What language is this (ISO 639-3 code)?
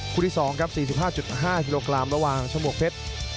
tha